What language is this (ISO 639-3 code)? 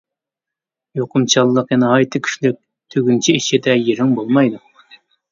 uig